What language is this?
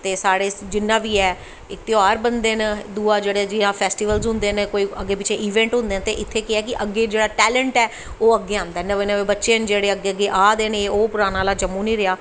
Dogri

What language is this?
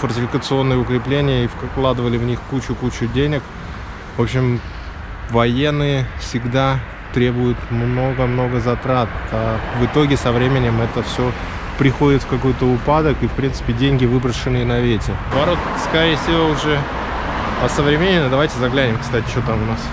Russian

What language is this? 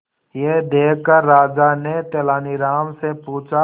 Hindi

